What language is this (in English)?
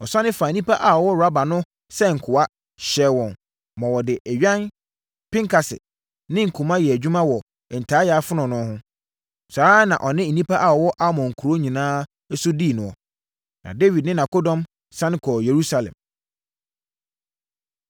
Akan